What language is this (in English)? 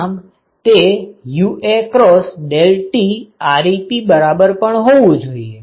Gujarati